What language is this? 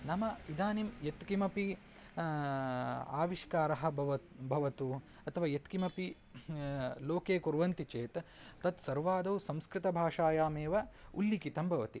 Sanskrit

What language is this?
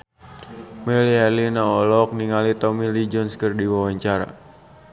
Sundanese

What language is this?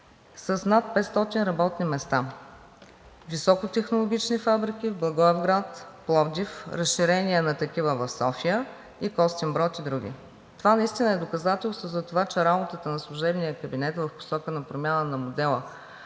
Bulgarian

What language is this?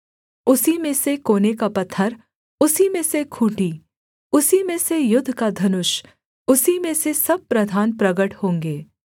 Hindi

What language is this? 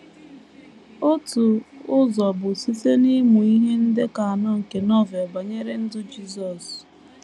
Igbo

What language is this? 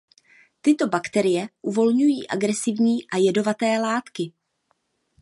Czech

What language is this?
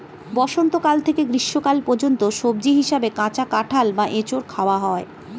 Bangla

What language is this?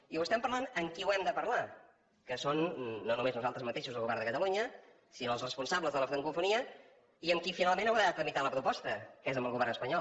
Catalan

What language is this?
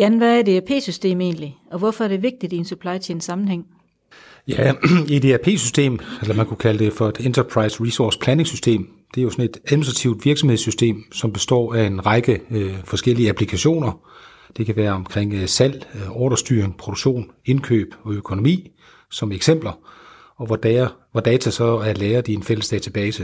Danish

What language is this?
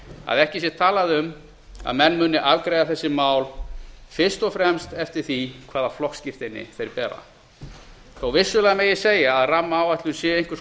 Icelandic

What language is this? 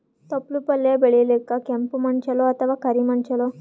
Kannada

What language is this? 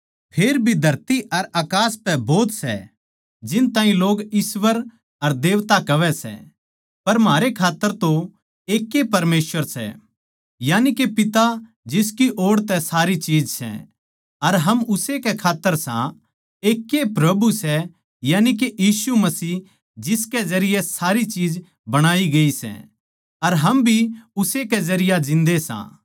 Haryanvi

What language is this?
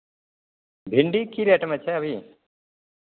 Maithili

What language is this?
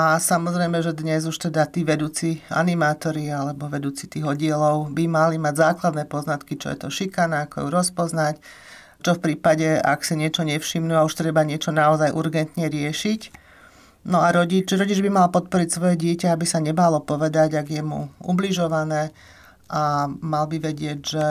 Slovak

